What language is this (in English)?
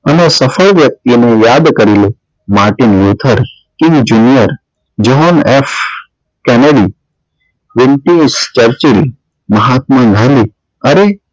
Gujarati